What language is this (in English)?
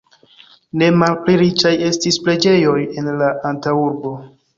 Esperanto